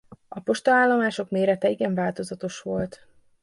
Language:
Hungarian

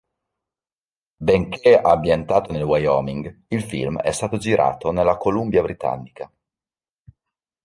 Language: Italian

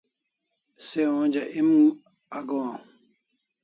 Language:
Kalasha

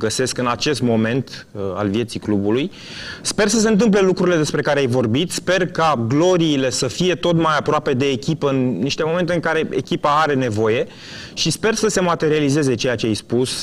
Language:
Romanian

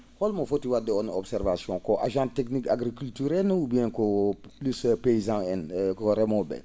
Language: Fula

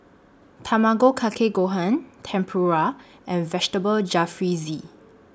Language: English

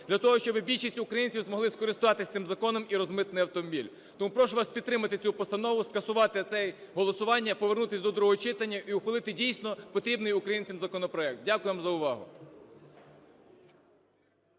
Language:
Ukrainian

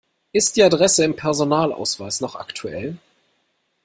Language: German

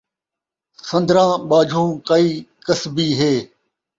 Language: Saraiki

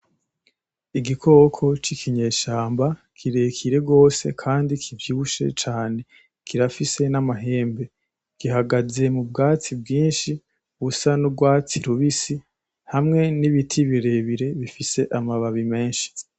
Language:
Rundi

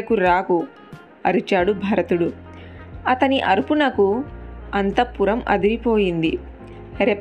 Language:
Telugu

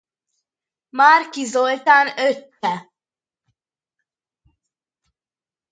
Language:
Hungarian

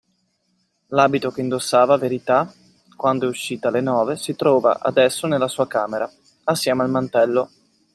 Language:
Italian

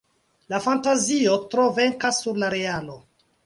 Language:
Esperanto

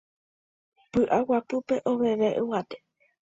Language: Guarani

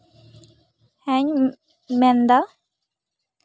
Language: Santali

